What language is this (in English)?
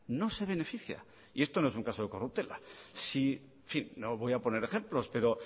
Spanish